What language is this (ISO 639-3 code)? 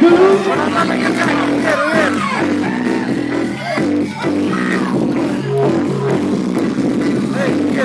ind